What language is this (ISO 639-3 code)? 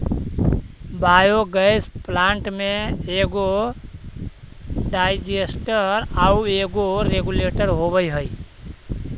mag